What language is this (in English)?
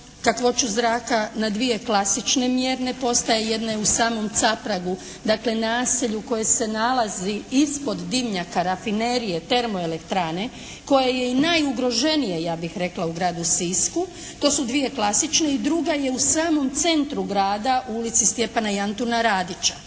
Croatian